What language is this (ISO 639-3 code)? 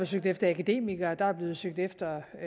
dan